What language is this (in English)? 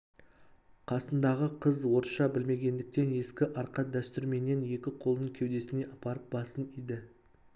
Kazakh